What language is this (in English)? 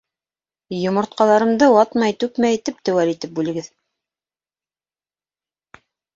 Bashkir